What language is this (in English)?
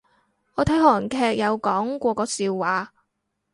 Cantonese